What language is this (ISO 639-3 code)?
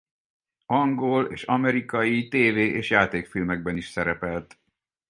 hun